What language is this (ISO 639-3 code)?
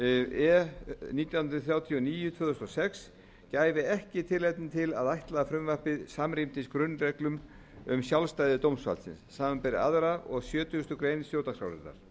isl